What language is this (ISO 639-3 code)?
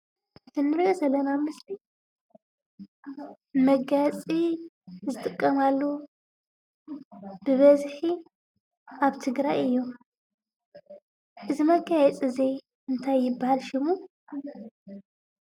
tir